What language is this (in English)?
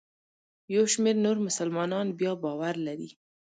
Pashto